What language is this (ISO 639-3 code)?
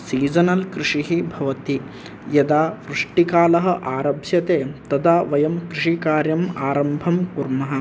san